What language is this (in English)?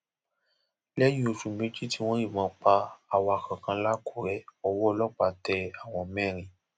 Yoruba